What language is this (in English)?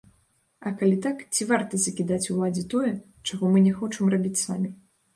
Belarusian